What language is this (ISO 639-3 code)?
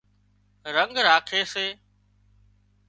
kxp